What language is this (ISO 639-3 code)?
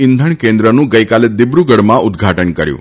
guj